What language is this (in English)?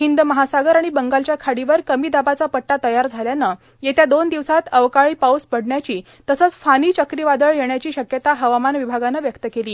Marathi